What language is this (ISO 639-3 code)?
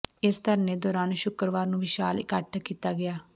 pan